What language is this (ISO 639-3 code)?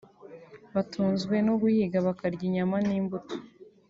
kin